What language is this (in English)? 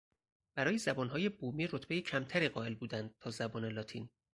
Persian